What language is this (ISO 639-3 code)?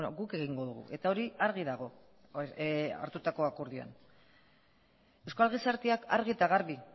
eus